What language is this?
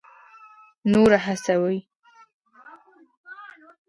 Pashto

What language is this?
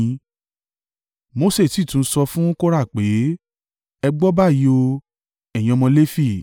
Yoruba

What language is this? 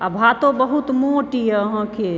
Maithili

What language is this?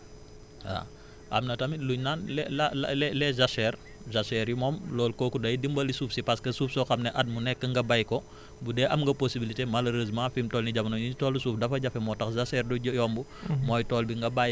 Wolof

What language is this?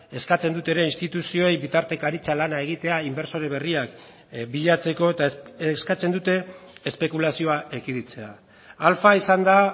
Basque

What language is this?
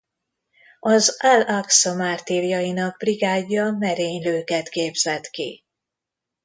Hungarian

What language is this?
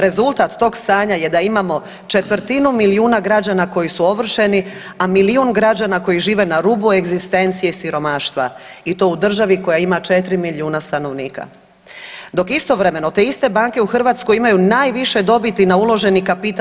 Croatian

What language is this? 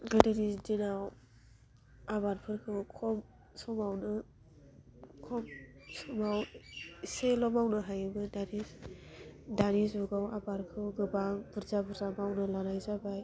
Bodo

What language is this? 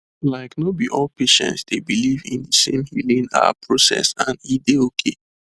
Nigerian Pidgin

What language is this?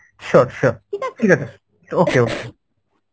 Bangla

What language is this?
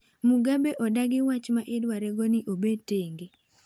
Luo (Kenya and Tanzania)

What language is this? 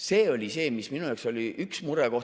Estonian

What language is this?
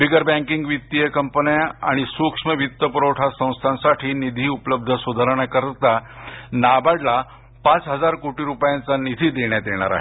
Marathi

